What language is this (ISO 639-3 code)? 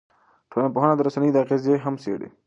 pus